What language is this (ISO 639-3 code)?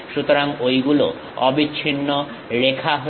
ben